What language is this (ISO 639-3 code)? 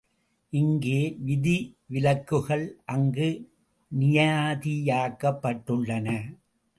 tam